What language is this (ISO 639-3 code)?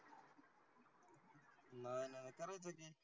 mar